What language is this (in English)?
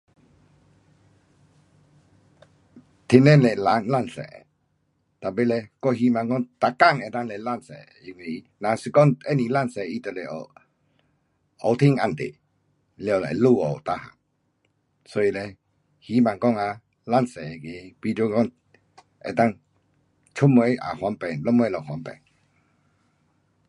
Pu-Xian Chinese